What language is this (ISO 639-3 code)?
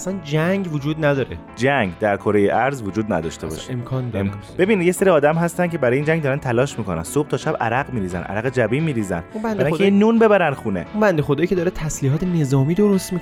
fas